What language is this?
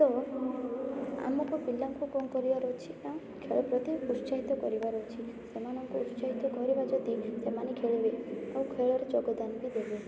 Odia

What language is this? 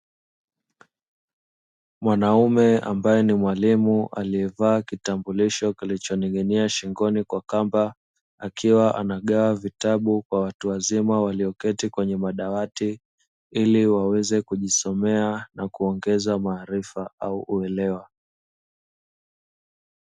Swahili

